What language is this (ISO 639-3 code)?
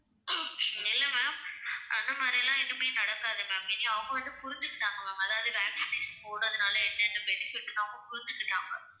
tam